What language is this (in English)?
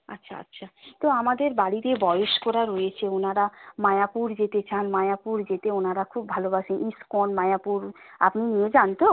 Bangla